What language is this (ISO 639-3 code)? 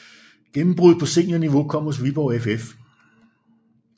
dan